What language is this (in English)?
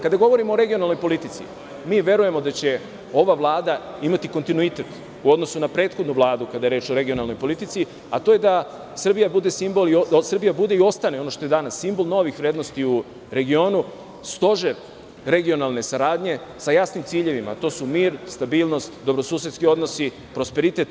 Serbian